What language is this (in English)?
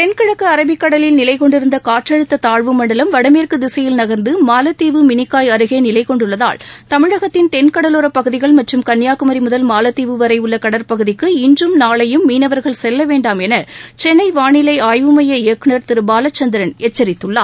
Tamil